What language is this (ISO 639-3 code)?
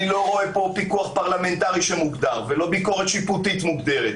heb